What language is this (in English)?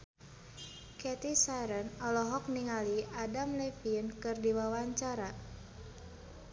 Sundanese